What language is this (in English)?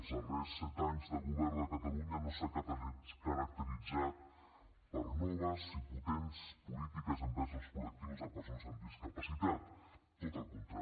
Catalan